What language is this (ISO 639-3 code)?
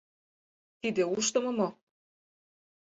chm